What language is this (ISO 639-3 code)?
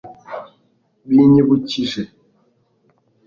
kin